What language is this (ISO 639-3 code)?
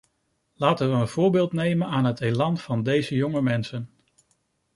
nld